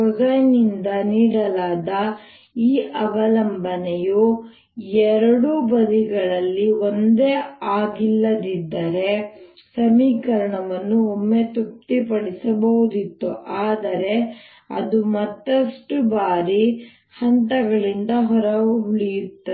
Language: Kannada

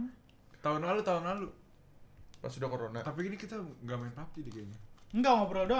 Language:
Indonesian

